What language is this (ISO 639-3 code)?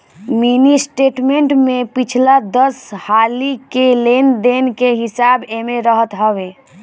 bho